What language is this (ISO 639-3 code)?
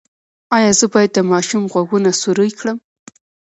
pus